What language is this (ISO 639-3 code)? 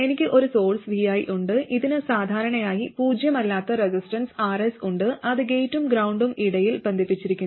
mal